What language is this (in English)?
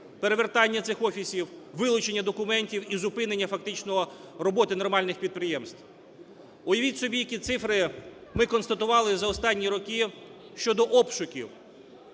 Ukrainian